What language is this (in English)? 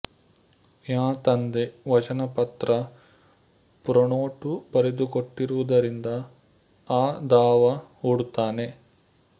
Kannada